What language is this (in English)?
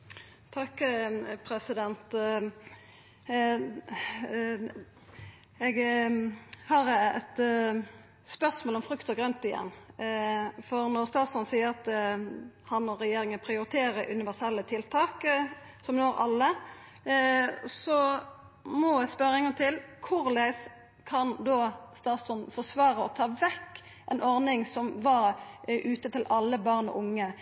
Norwegian Nynorsk